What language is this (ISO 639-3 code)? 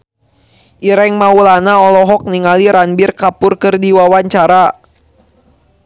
sun